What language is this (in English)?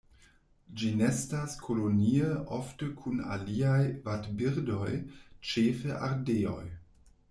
Esperanto